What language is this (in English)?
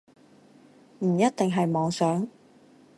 Cantonese